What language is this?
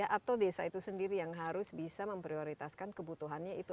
Indonesian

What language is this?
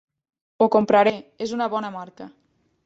Catalan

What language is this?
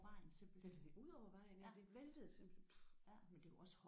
Danish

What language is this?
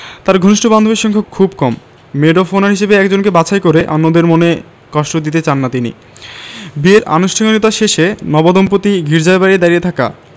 Bangla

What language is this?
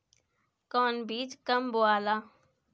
Bhojpuri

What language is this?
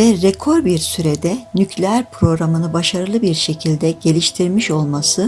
Turkish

